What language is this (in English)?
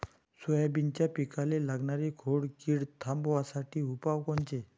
Marathi